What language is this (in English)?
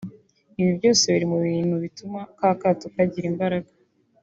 Kinyarwanda